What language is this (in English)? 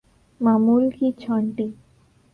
Urdu